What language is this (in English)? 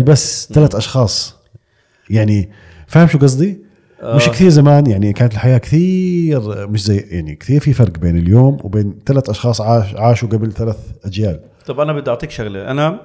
Arabic